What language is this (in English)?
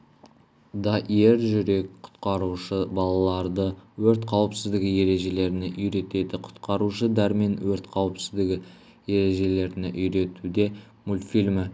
Kazakh